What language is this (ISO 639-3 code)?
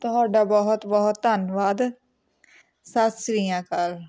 pan